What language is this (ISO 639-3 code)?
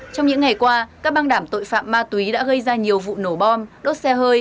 vie